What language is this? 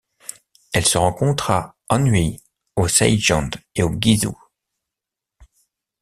French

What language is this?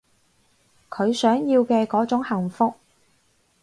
Cantonese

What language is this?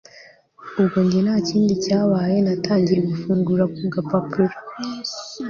Kinyarwanda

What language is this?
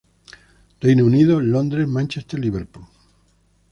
Spanish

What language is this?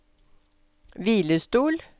Norwegian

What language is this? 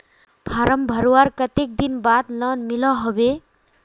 Magahi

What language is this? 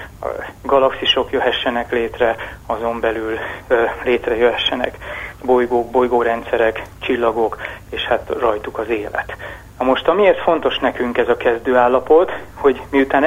Hungarian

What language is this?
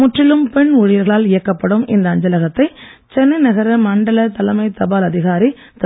Tamil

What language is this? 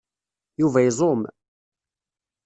Kabyle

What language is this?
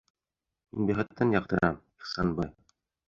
Bashkir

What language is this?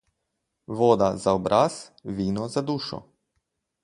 Slovenian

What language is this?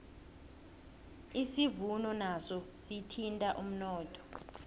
South Ndebele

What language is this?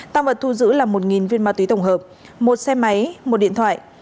Vietnamese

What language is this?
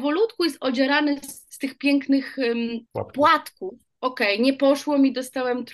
Polish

